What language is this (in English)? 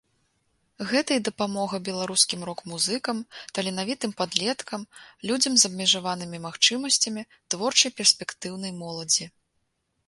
Belarusian